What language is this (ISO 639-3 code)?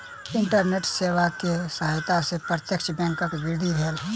mai